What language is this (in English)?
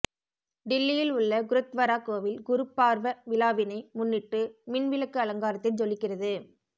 Tamil